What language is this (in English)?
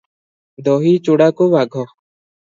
Odia